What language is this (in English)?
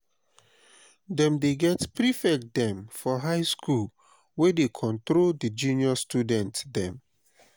Nigerian Pidgin